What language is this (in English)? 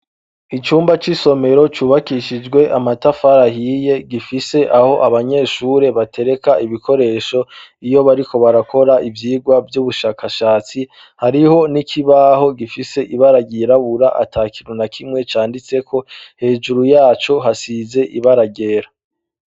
Rundi